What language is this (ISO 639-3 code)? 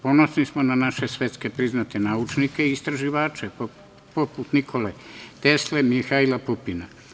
srp